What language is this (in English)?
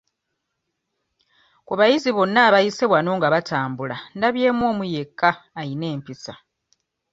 Ganda